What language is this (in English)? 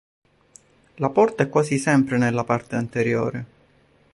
Italian